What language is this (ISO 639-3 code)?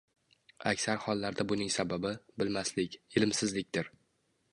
uzb